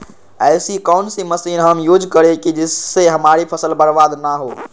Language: Magahi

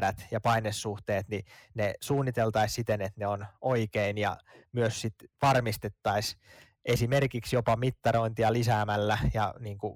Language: Finnish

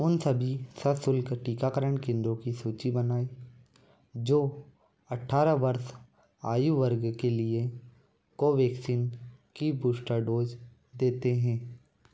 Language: Hindi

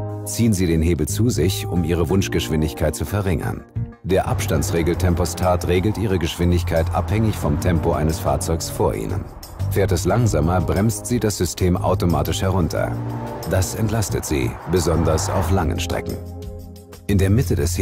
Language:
German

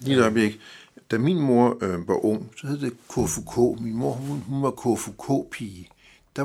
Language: Danish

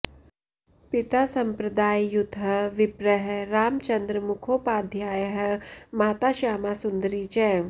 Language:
Sanskrit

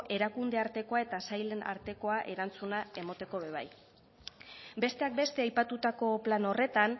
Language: Basque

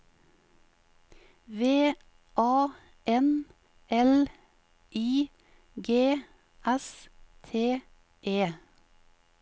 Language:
Norwegian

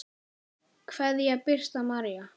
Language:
Icelandic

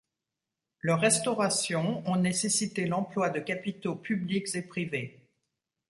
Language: French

